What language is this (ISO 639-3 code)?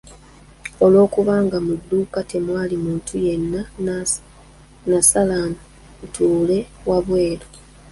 lug